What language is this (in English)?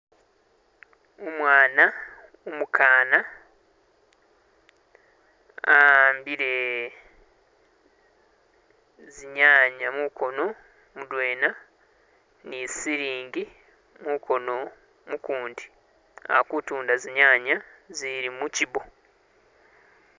Masaaba